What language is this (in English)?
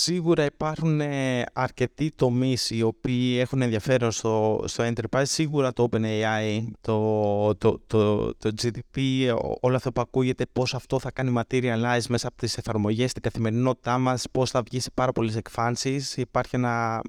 Greek